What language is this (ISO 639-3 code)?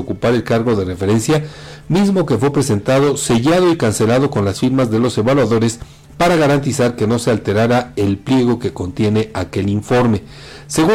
spa